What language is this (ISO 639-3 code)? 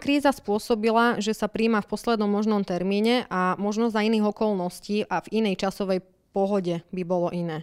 slk